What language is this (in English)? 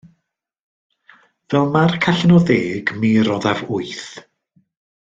Welsh